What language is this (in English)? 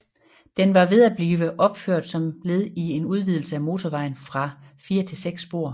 Danish